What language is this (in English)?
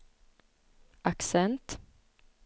Swedish